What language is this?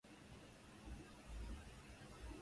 Swahili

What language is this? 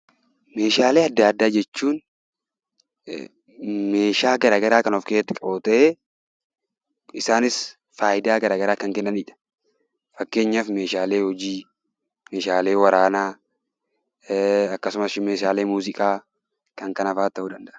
Oromo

